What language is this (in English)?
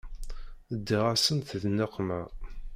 Kabyle